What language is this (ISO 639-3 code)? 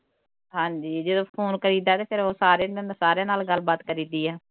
pan